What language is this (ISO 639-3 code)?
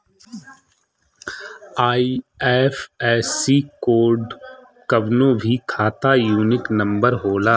bho